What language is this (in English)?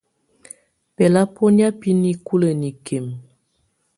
Tunen